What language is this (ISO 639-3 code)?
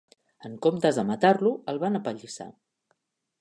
cat